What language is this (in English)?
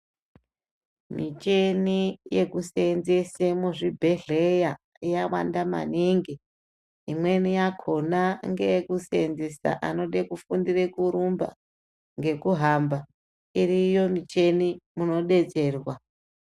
Ndau